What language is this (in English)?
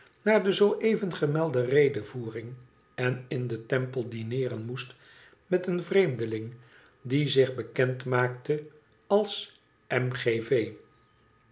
Dutch